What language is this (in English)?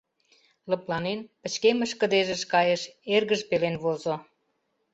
Mari